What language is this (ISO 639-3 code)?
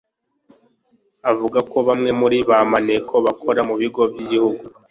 kin